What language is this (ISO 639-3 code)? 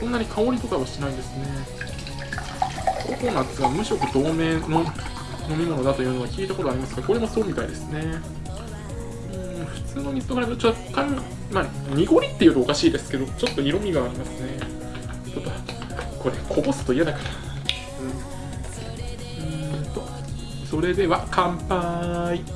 jpn